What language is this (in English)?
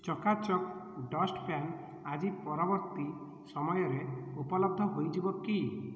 Odia